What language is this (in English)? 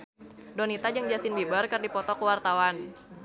Sundanese